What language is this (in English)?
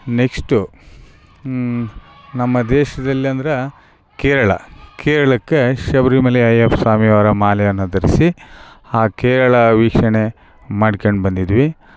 Kannada